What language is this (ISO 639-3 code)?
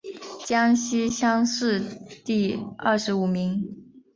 zho